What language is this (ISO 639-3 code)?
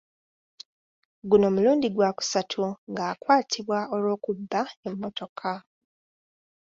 lug